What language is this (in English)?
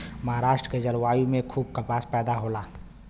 Bhojpuri